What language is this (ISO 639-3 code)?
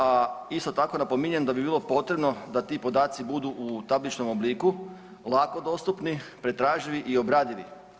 hrv